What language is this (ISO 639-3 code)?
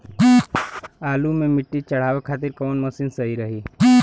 bho